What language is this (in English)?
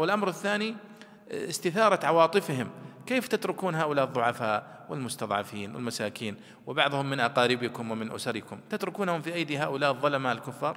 Arabic